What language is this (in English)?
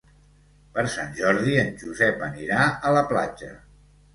Catalan